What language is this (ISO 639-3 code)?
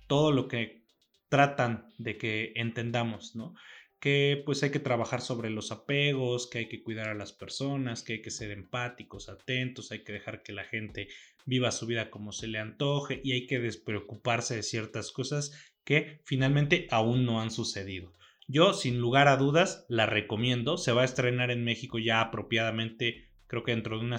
spa